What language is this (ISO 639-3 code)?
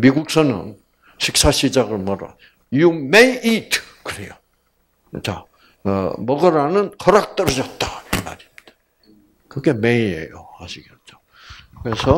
kor